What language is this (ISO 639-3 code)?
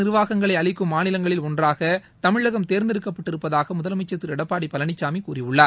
tam